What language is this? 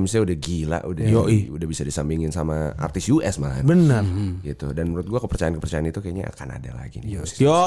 Indonesian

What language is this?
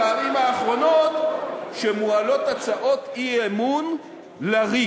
Hebrew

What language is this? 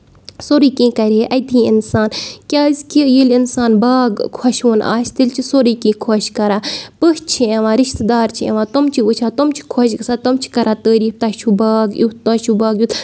Kashmiri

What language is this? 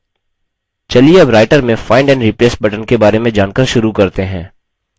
Hindi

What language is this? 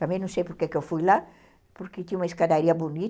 Portuguese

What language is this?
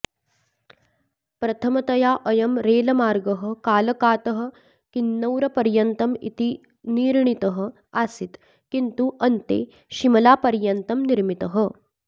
Sanskrit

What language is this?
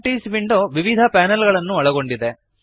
Kannada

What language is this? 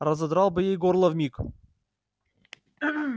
Russian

